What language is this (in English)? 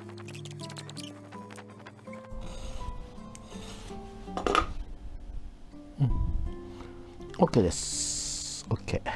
Japanese